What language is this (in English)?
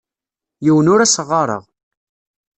Kabyle